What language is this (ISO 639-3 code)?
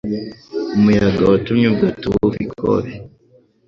kin